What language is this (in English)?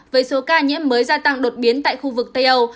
Vietnamese